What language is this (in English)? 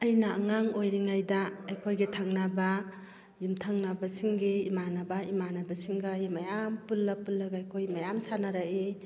Manipuri